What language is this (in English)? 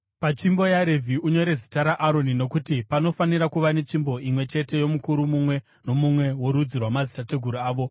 Shona